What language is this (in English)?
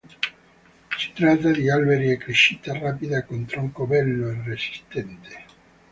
Italian